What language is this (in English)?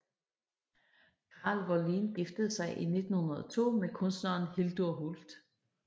Danish